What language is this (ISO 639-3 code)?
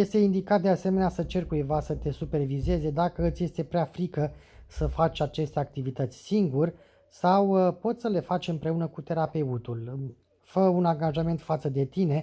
ron